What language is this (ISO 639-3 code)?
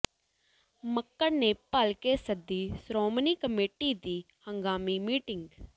pan